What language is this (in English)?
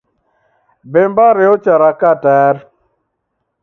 Taita